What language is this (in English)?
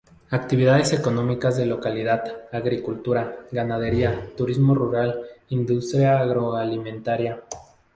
Spanish